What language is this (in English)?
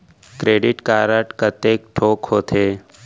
Chhattisgarhi